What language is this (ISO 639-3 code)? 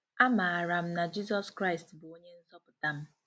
ibo